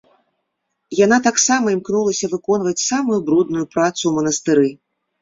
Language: Belarusian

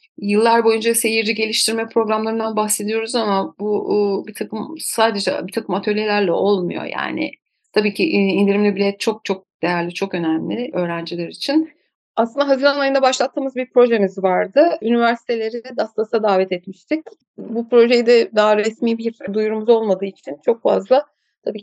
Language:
Turkish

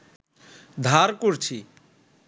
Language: Bangla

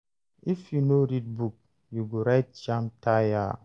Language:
Nigerian Pidgin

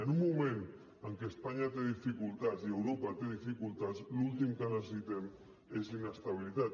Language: Catalan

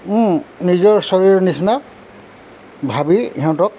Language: Assamese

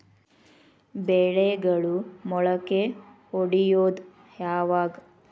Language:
Kannada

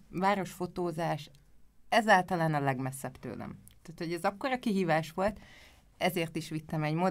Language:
Hungarian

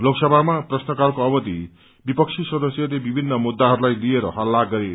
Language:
Nepali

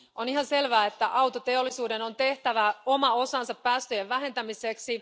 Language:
Finnish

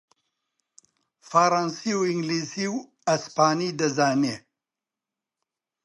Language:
Central Kurdish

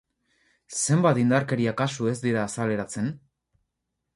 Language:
Basque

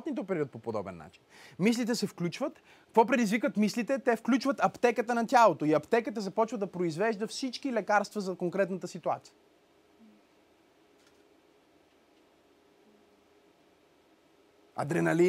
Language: Bulgarian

